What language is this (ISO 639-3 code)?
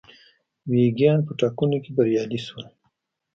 pus